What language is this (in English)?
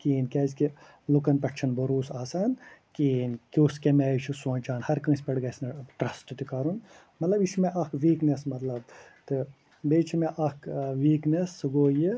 Kashmiri